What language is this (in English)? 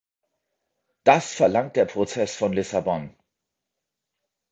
German